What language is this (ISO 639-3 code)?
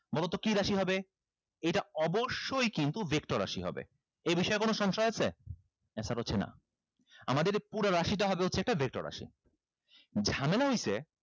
ben